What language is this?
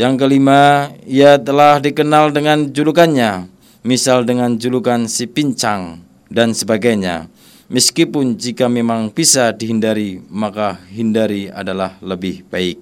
Indonesian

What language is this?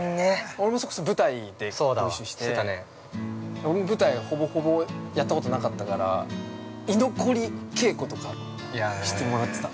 Japanese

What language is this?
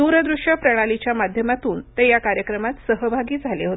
Marathi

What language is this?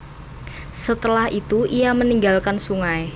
Javanese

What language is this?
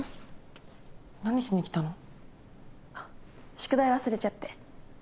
Japanese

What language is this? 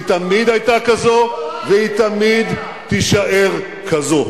Hebrew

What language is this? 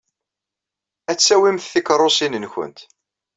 Kabyle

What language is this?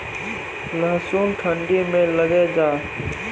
Maithili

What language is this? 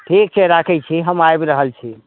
Maithili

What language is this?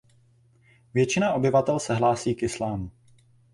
Czech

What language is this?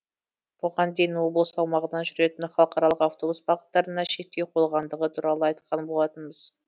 Kazakh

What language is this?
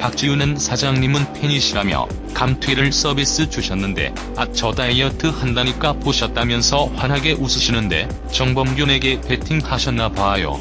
Korean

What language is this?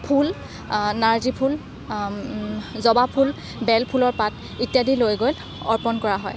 Assamese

